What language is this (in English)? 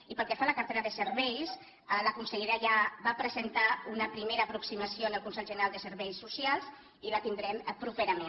Catalan